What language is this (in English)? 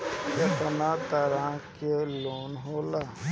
Bhojpuri